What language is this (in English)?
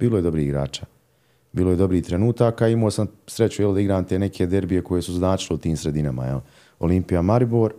Croatian